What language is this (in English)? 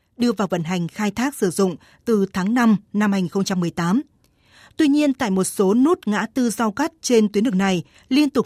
Vietnamese